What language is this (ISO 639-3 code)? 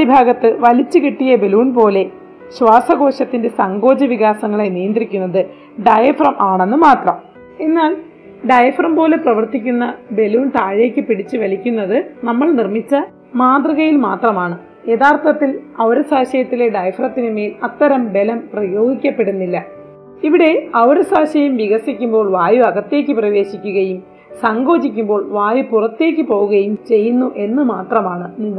mal